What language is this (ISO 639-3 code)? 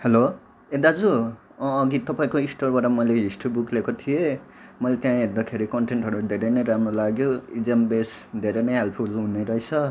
nep